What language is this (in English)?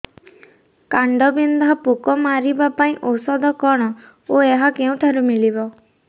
Odia